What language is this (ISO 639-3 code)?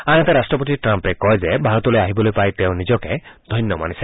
asm